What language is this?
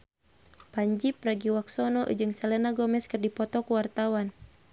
Sundanese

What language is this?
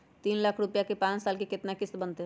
Magahi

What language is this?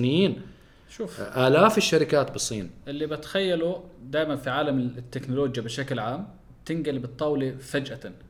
Arabic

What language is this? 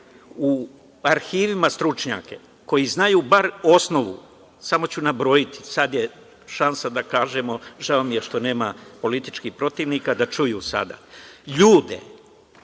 Serbian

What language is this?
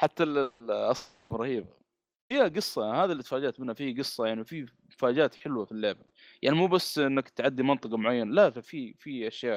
Arabic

